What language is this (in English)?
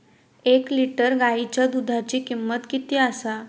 Marathi